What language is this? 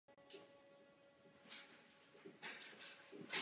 Czech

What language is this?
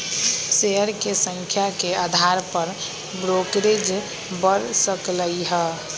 Magahi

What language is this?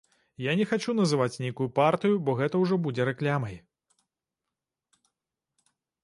Belarusian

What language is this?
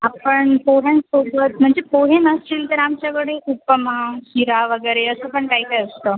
Marathi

